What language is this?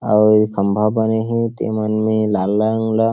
Chhattisgarhi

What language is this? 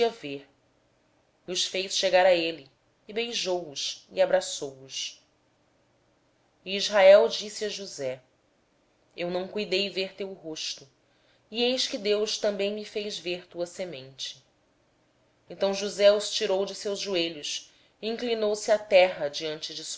Portuguese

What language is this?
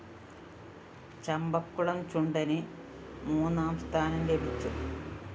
Malayalam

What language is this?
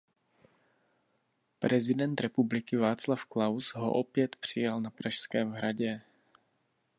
Czech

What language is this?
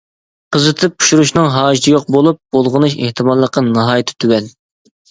Uyghur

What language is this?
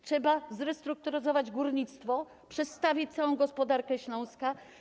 Polish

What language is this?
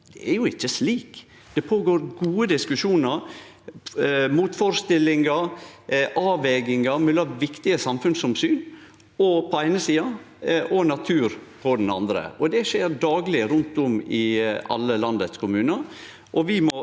Norwegian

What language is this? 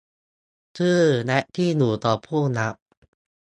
Thai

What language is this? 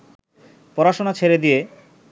Bangla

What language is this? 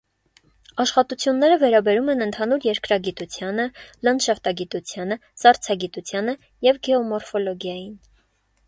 Armenian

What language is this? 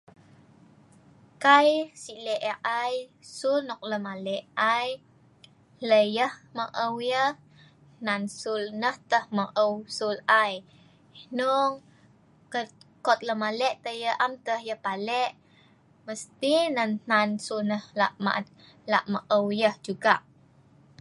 Sa'ban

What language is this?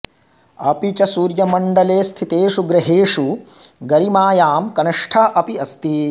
Sanskrit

